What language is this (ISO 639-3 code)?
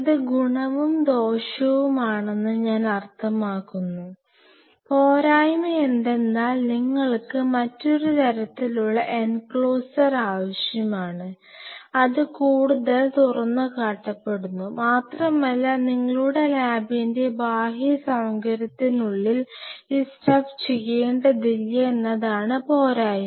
mal